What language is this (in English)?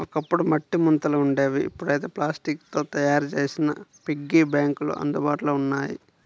Telugu